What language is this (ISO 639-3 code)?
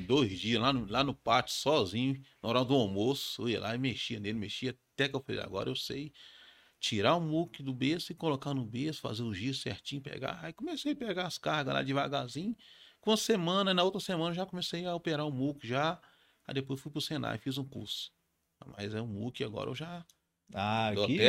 por